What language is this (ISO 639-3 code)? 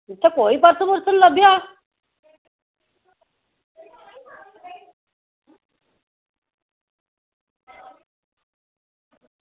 doi